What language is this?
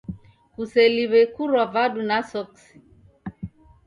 Taita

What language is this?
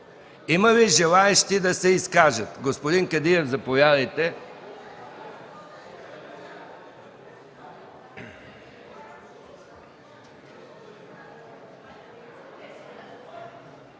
Bulgarian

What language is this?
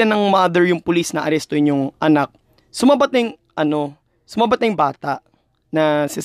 Filipino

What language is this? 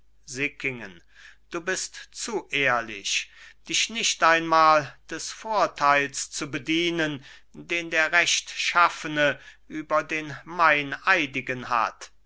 German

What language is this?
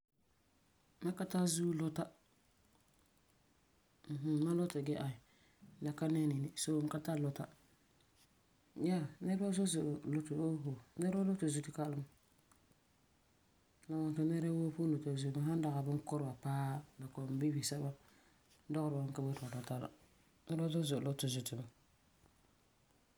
Frafra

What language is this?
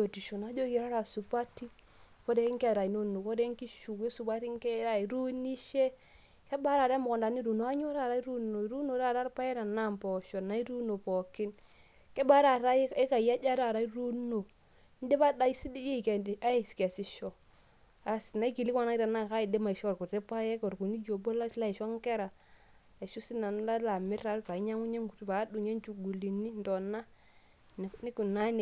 Masai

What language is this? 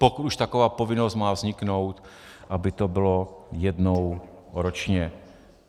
Czech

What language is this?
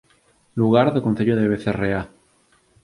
Galician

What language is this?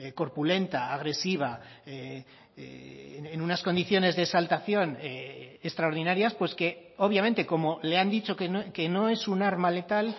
Spanish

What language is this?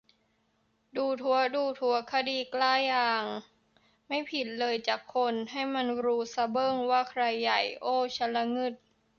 Thai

